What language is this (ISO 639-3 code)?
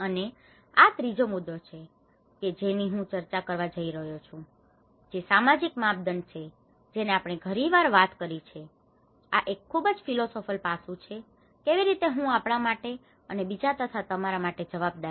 guj